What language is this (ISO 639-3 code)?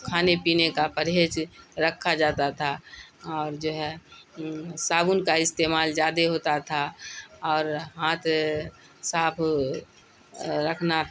urd